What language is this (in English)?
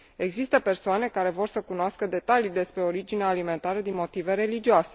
Romanian